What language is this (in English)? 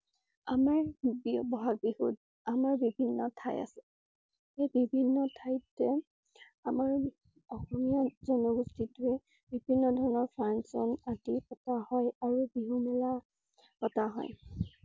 Assamese